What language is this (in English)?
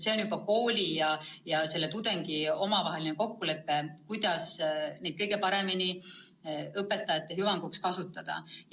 Estonian